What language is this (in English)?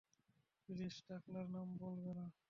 Bangla